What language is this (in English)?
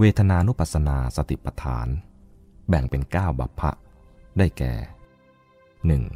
Thai